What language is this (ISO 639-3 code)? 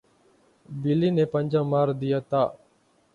urd